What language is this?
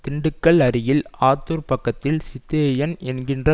Tamil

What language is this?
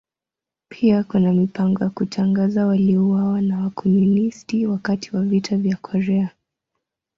Swahili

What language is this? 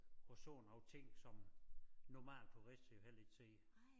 Danish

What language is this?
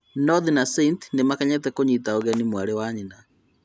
Kikuyu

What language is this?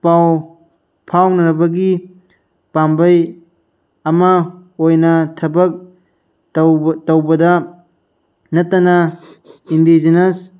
Manipuri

